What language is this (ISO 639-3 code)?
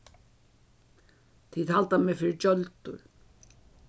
fao